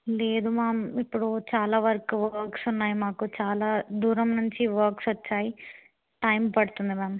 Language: Telugu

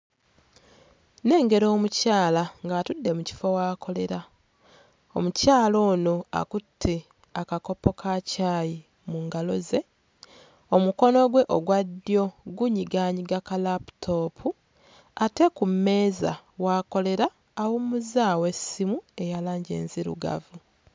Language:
Ganda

